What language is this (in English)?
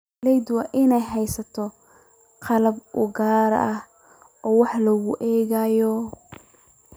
Somali